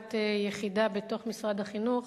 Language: Hebrew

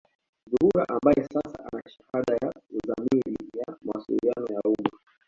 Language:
Swahili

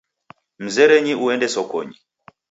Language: Taita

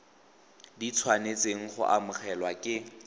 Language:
Tswana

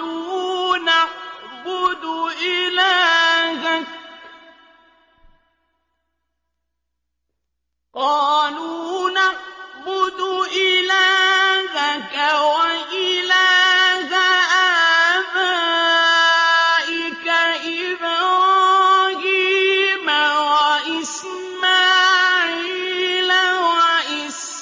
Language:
Arabic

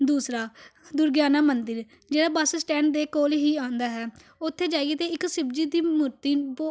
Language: Punjabi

